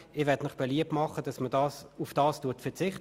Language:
Swiss German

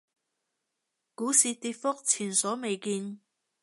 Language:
Cantonese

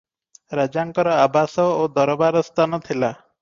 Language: Odia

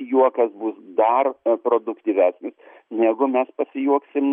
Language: Lithuanian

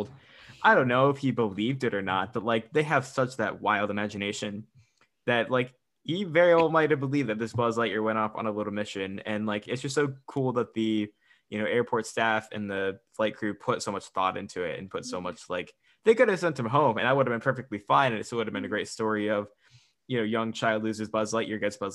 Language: English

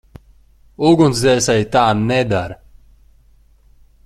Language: Latvian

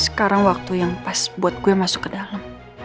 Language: Indonesian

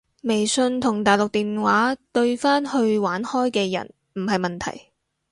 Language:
Cantonese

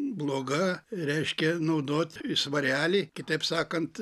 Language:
Lithuanian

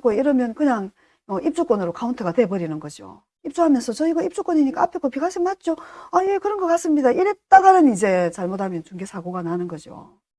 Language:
Korean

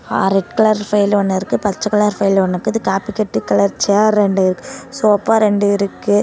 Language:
Tamil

